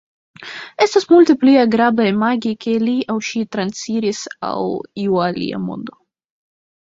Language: Esperanto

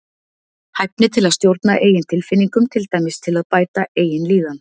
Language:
Icelandic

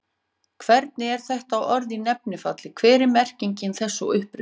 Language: Icelandic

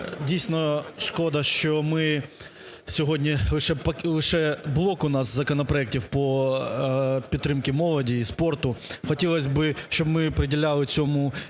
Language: Ukrainian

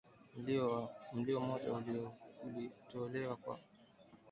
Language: Swahili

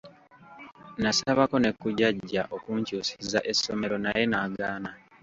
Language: Ganda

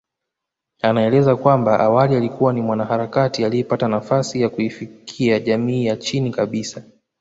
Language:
Swahili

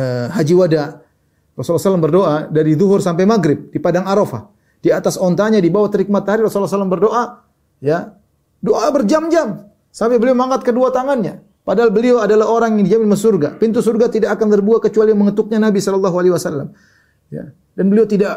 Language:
Indonesian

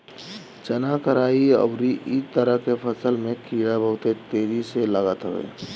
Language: Bhojpuri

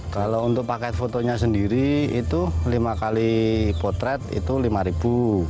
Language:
Indonesian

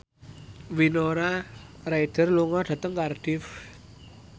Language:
Javanese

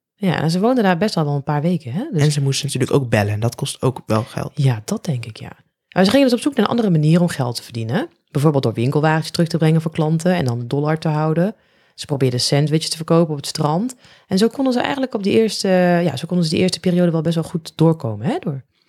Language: Dutch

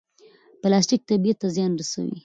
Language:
Pashto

